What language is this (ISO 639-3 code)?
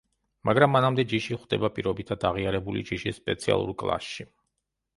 kat